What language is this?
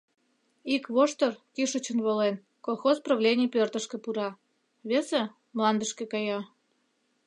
Mari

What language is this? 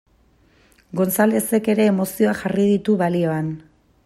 Basque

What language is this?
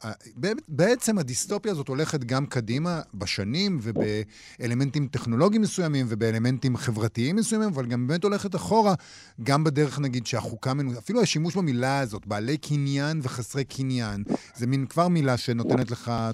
Hebrew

